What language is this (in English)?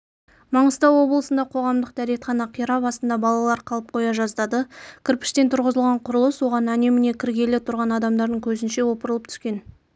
Kazakh